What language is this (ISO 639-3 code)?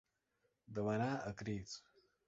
cat